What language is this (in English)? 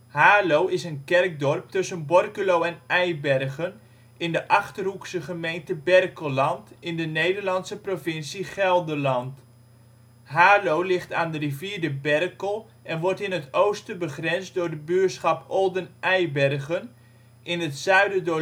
Dutch